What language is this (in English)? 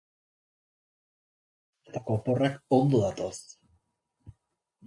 Basque